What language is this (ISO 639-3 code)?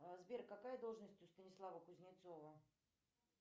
rus